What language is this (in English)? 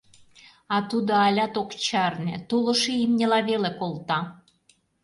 Mari